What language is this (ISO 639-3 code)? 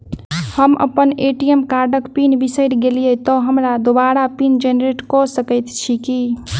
mai